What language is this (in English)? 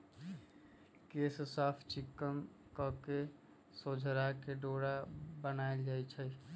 Magahi